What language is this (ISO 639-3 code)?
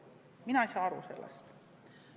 est